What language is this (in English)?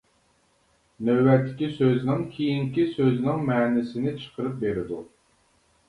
Uyghur